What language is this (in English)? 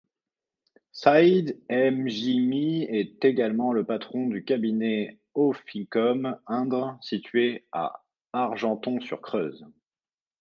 French